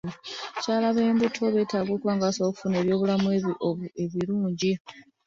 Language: Ganda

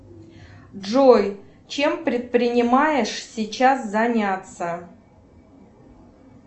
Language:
Russian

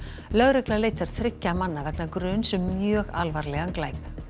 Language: Icelandic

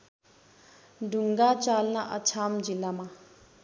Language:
Nepali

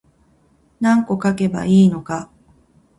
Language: Japanese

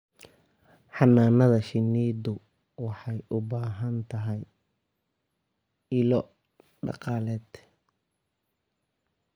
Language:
Somali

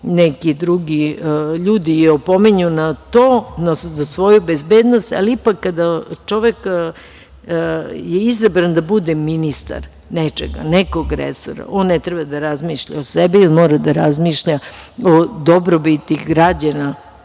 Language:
Serbian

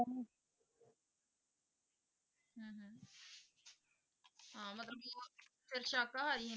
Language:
Punjabi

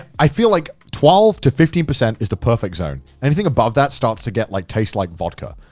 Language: English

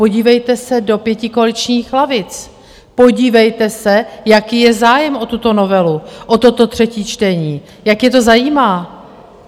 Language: Czech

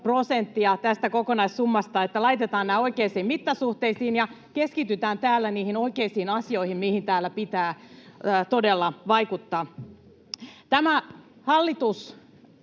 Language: Finnish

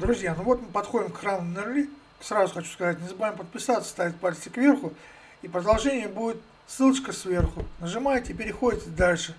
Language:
Russian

